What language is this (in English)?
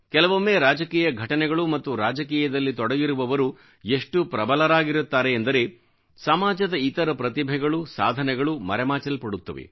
Kannada